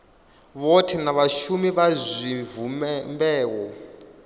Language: Venda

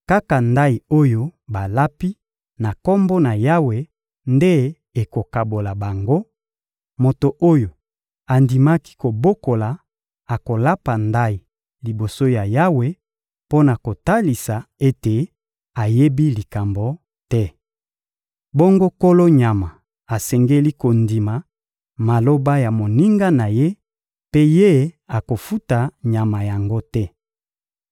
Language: Lingala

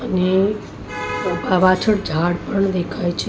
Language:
Gujarati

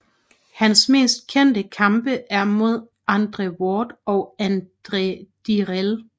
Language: Danish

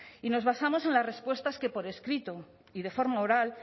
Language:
Spanish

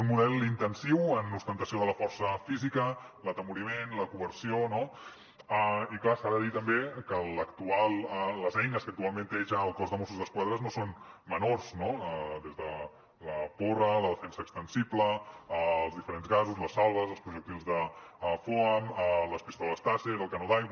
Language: Catalan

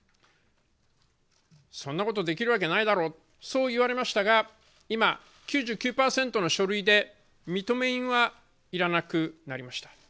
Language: Japanese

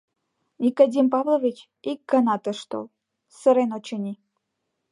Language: Mari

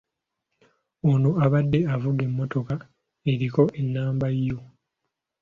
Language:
Ganda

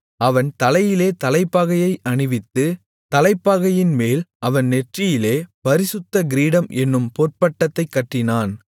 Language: Tamil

